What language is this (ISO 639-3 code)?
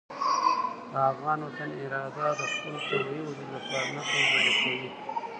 pus